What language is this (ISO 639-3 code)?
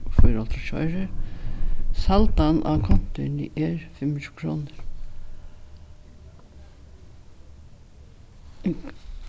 fao